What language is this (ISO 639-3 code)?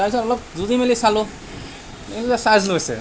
asm